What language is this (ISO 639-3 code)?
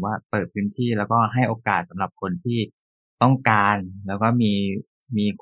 tha